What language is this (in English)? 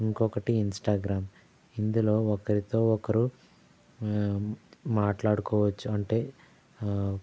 Telugu